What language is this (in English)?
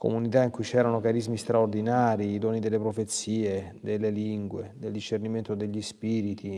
Italian